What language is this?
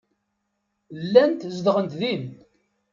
Kabyle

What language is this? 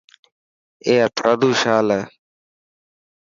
Dhatki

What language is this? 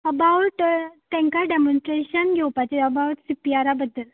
Konkani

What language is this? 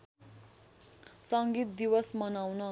Nepali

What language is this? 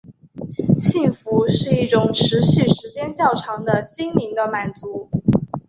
Chinese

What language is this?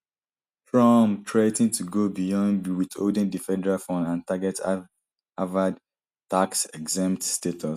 Nigerian Pidgin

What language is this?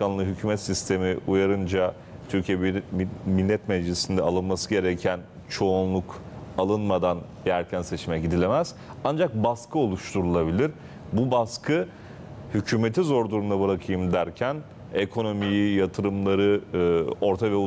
Turkish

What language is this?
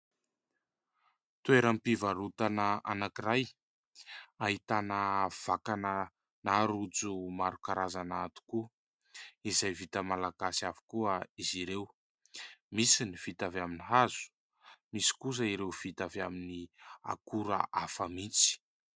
Malagasy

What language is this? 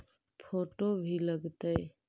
Magahi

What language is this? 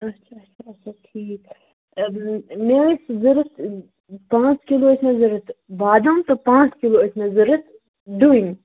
Kashmiri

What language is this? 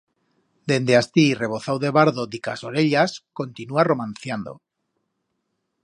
Aragonese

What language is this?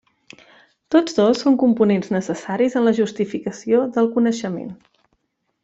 Catalan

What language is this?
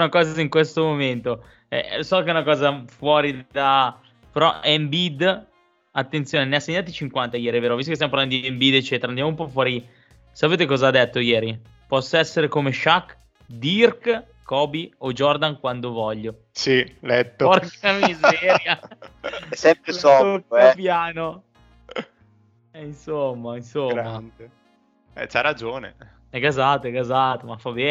Italian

